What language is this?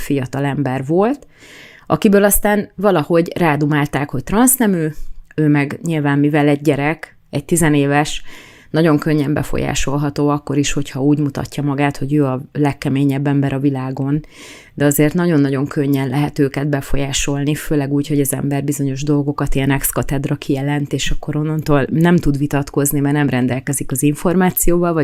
Hungarian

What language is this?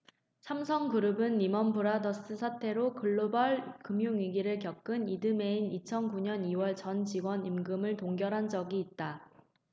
Korean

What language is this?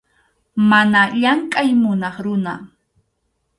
Arequipa-La Unión Quechua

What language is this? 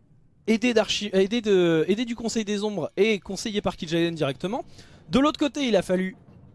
French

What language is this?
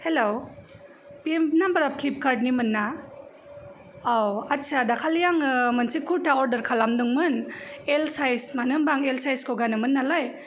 Bodo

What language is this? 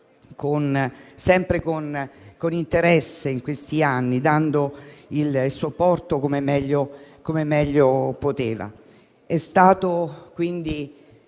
Italian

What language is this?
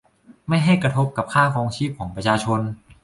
Thai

